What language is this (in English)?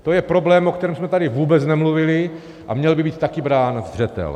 Czech